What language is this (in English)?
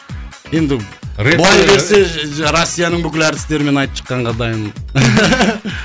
Kazakh